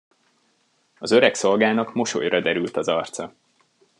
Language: Hungarian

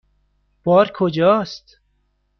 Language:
Persian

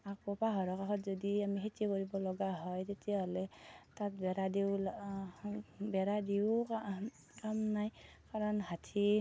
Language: Assamese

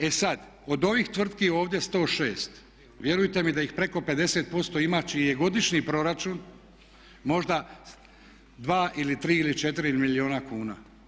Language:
Croatian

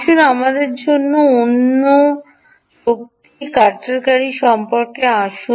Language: Bangla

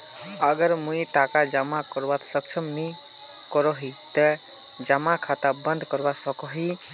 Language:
Magahi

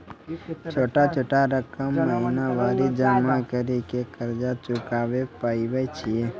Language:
Maithili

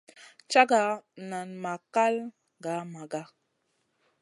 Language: Masana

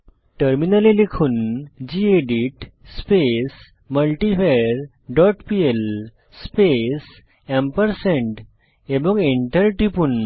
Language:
Bangla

